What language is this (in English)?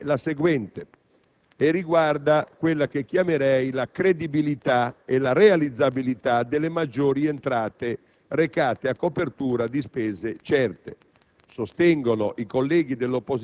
Italian